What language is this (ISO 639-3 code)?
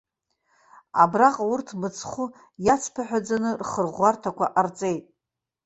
abk